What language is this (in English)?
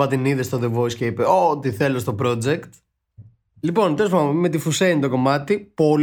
Greek